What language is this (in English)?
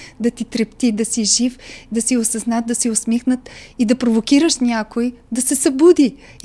Bulgarian